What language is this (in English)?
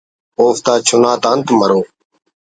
Brahui